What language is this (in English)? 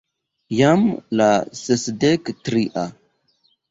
Esperanto